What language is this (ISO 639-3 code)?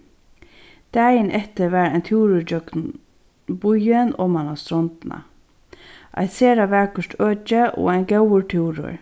fao